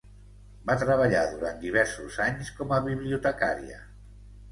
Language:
Catalan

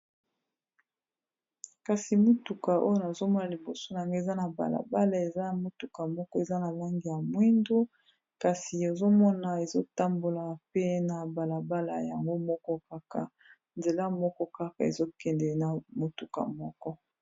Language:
Lingala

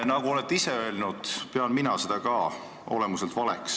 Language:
Estonian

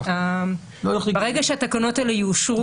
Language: Hebrew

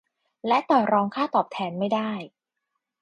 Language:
Thai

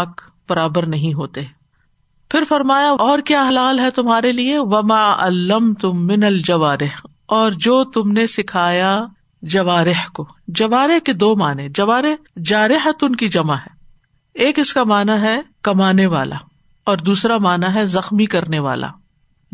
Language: Urdu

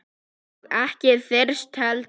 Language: Icelandic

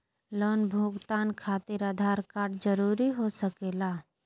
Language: Magahi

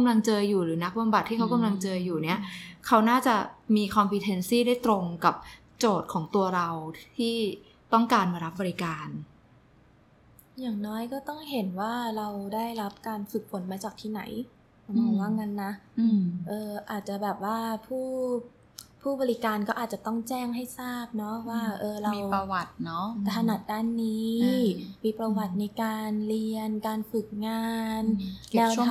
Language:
Thai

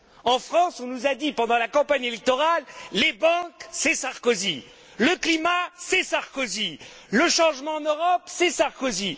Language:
French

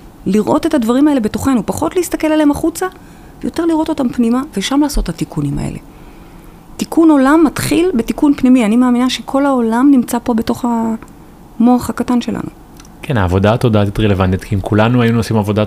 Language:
Hebrew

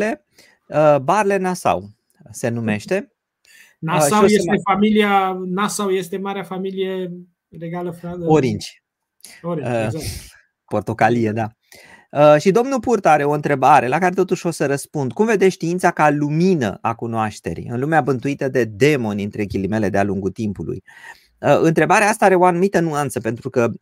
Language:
Romanian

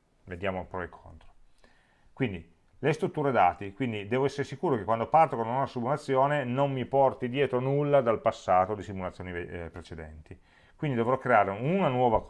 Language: Italian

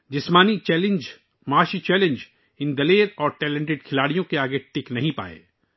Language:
Urdu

